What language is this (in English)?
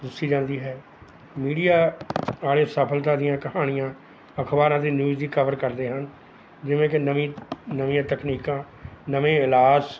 Punjabi